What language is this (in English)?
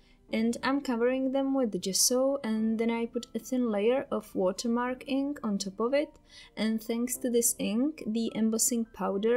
English